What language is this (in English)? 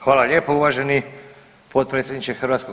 Croatian